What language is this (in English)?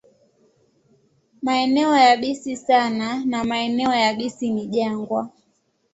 Swahili